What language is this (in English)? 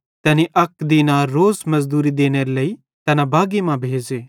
Bhadrawahi